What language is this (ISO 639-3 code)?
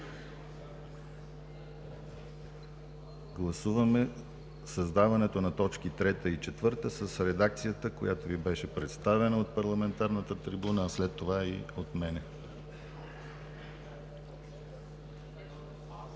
bul